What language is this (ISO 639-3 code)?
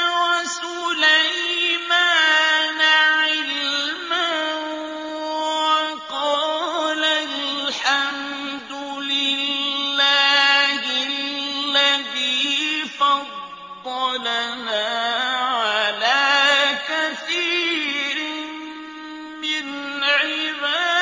ara